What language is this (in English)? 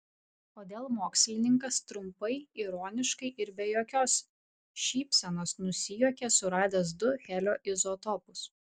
Lithuanian